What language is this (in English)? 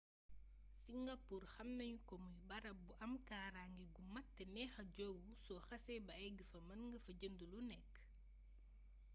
Wolof